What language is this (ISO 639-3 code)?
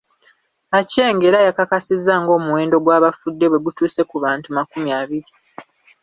lug